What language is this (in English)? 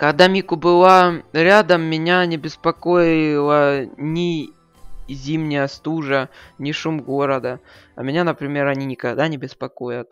Russian